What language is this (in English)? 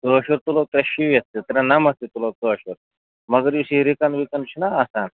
Kashmiri